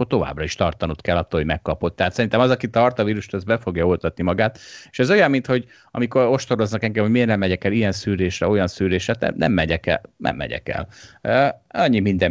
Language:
Hungarian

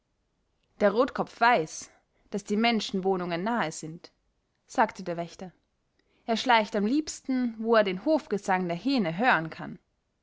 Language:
German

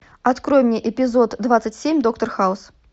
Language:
Russian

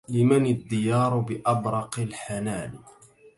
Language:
Arabic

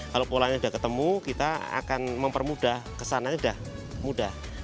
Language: Indonesian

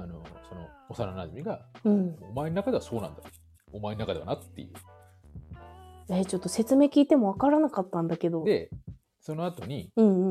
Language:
Japanese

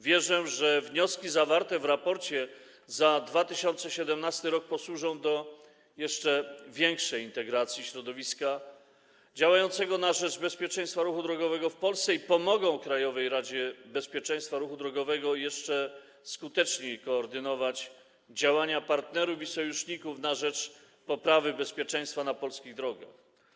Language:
Polish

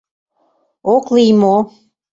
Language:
Mari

